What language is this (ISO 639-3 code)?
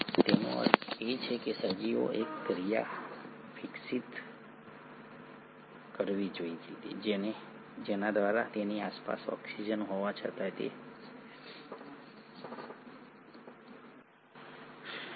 guj